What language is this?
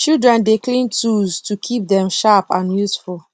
Nigerian Pidgin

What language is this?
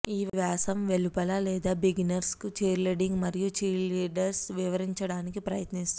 Telugu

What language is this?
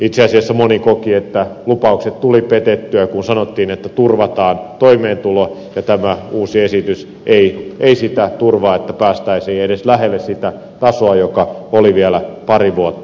Finnish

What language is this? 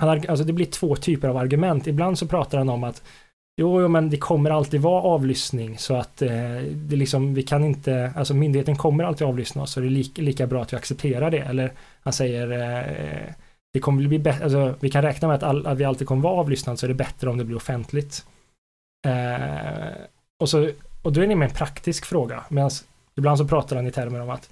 Swedish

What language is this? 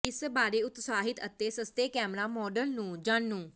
Punjabi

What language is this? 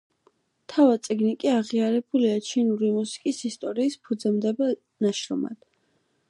Georgian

